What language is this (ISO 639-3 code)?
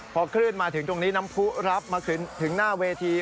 tha